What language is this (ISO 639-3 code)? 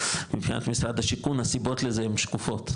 heb